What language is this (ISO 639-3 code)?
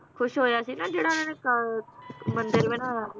pan